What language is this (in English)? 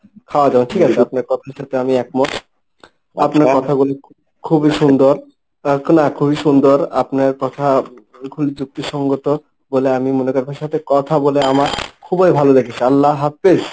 Bangla